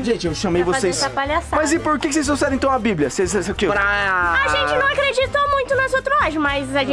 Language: Portuguese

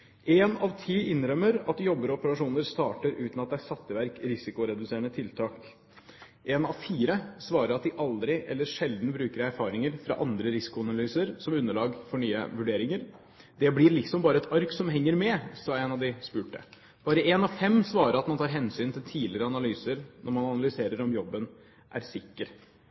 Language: Norwegian Bokmål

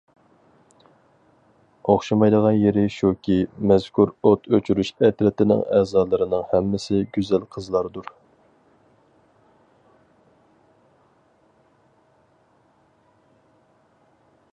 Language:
Uyghur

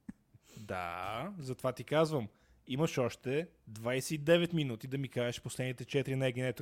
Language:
Bulgarian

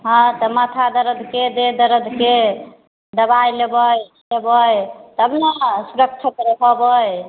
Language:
Maithili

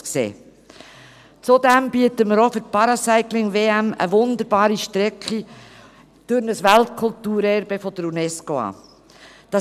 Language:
Swiss German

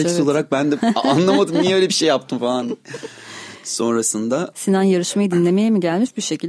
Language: Turkish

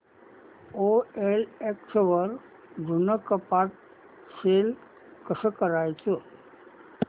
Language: Marathi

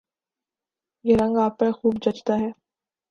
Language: Urdu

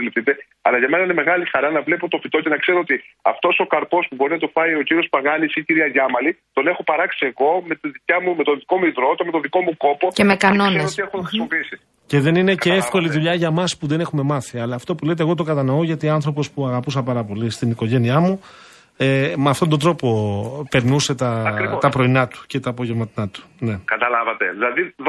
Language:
Greek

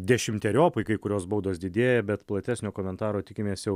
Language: Lithuanian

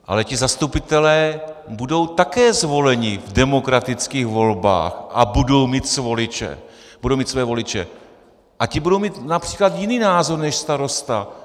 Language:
Czech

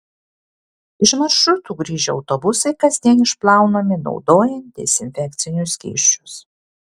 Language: Lithuanian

